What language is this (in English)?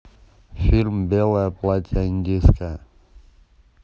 Russian